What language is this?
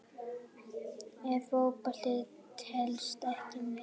Icelandic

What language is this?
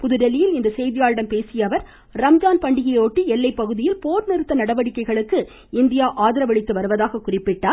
Tamil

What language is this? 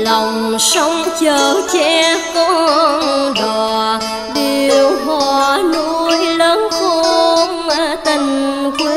Vietnamese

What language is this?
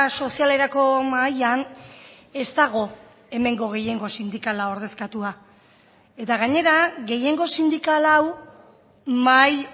Basque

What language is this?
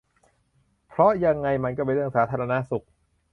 Thai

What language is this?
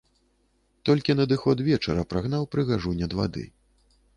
Belarusian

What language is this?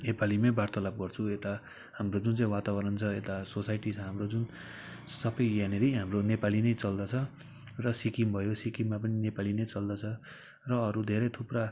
Nepali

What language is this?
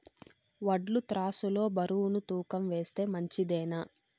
Telugu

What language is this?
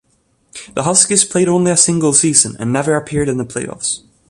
English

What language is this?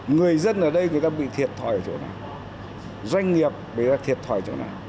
Vietnamese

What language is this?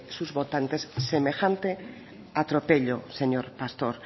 Spanish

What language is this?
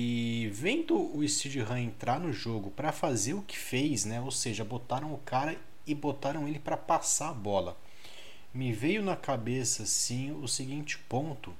Portuguese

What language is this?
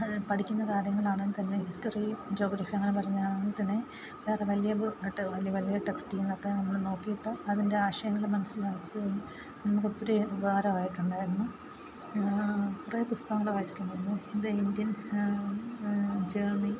Malayalam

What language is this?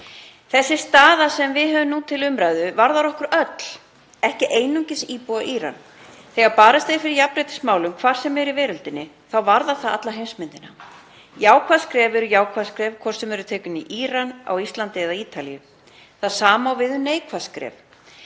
Icelandic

